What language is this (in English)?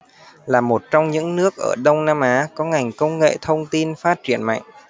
Vietnamese